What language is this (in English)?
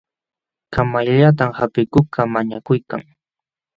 Jauja Wanca Quechua